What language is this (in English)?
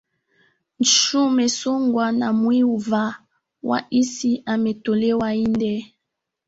Swahili